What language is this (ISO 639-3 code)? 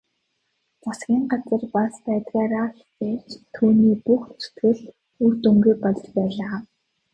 mon